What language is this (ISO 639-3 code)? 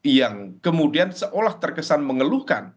ind